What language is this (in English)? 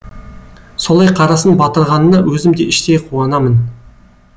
Kazakh